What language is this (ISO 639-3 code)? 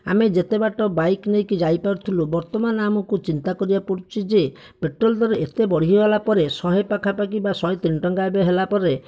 ori